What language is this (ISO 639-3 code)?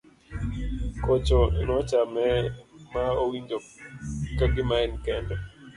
luo